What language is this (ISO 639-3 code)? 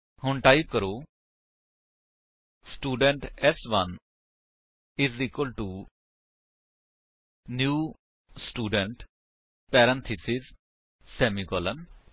pan